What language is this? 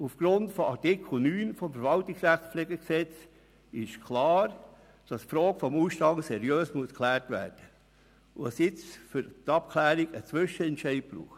Swiss German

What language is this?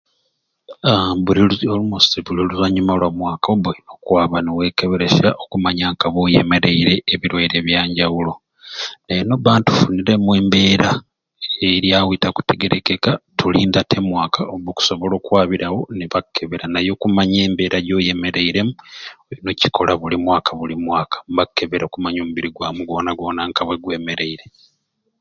Ruuli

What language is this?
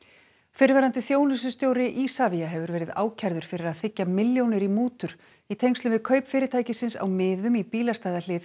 Icelandic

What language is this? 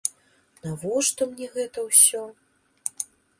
Belarusian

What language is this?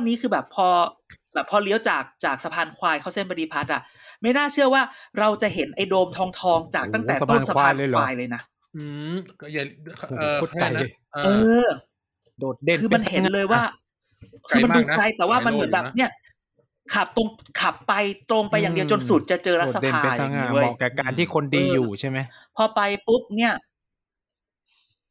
Thai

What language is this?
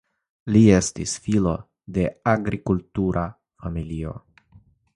Esperanto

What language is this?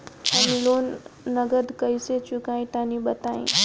Bhojpuri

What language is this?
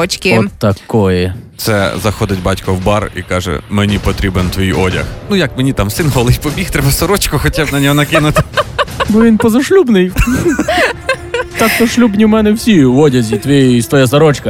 Ukrainian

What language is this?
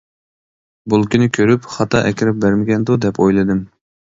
Uyghur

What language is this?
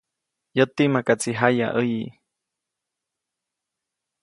Copainalá Zoque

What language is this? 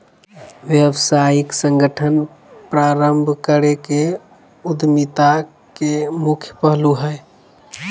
Magahi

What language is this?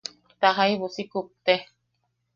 Yaqui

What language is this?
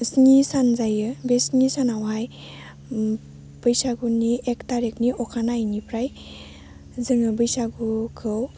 Bodo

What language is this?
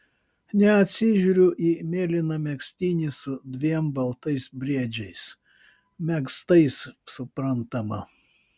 Lithuanian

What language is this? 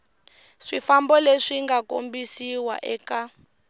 Tsonga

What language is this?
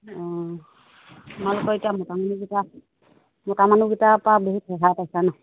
Assamese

